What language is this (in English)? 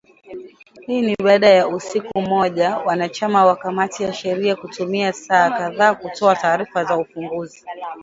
Swahili